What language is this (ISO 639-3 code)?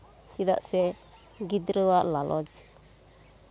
sat